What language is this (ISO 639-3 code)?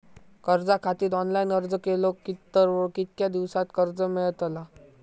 mar